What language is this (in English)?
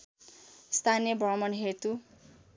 Nepali